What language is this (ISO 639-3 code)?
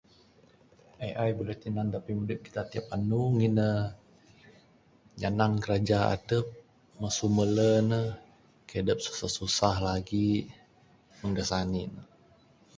sdo